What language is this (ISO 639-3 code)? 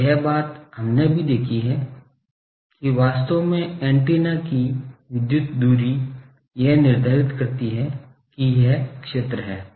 hin